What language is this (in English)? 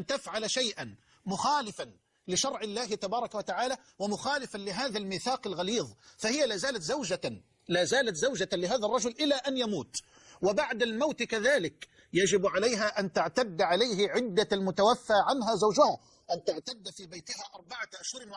Arabic